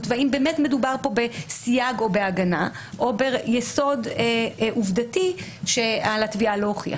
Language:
Hebrew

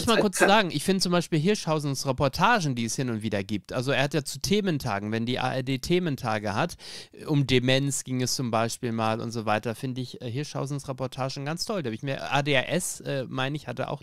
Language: German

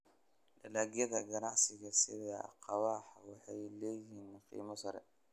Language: Somali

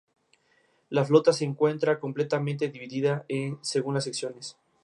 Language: Spanish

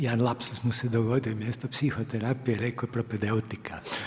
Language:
Croatian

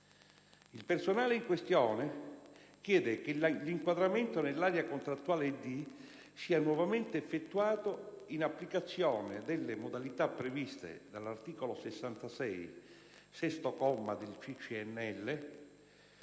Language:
Italian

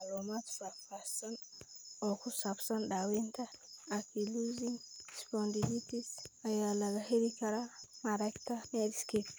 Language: Somali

